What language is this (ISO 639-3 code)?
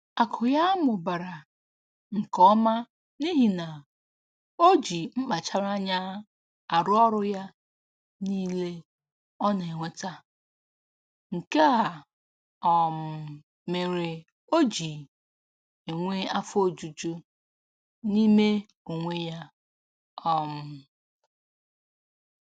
ibo